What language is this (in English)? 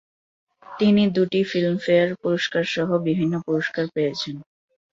Bangla